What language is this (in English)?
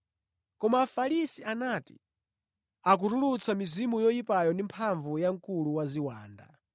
Nyanja